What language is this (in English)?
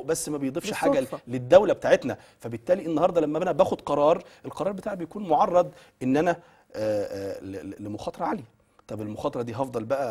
Arabic